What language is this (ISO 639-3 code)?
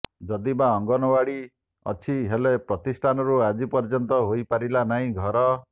ori